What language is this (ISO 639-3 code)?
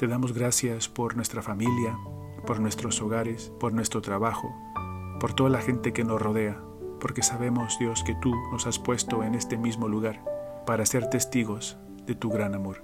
spa